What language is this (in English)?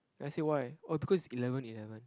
English